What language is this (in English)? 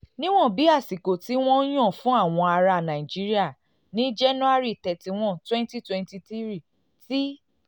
Yoruba